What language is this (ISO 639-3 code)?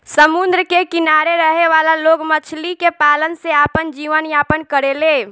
bho